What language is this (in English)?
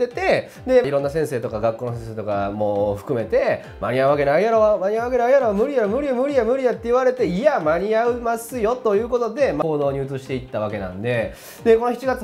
Japanese